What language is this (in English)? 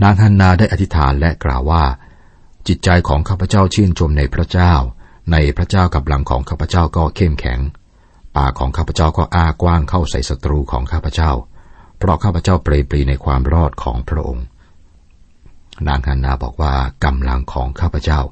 Thai